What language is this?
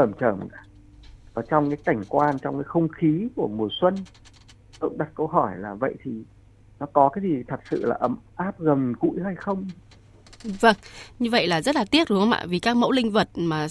Vietnamese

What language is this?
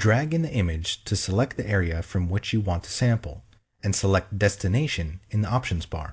English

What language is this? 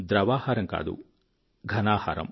Telugu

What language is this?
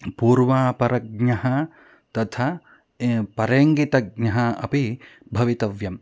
Sanskrit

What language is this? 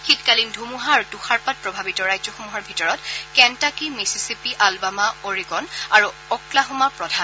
Assamese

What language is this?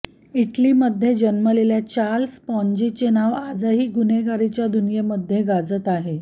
Marathi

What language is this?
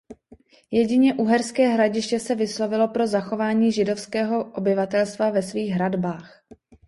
Czech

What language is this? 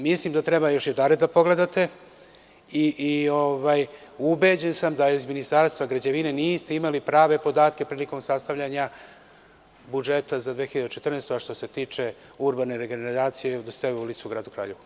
Serbian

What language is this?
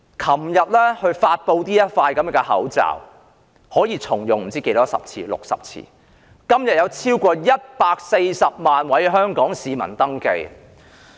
Cantonese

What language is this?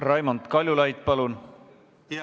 Estonian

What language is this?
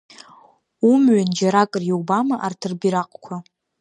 Abkhazian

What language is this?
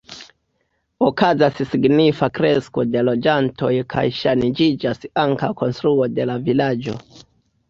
Esperanto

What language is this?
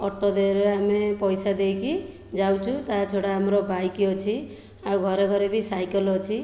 Odia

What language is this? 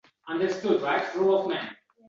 Uzbek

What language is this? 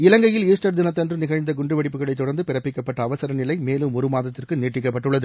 Tamil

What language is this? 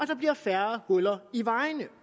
Danish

